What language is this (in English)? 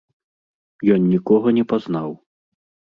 Belarusian